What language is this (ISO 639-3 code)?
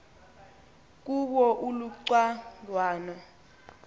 xho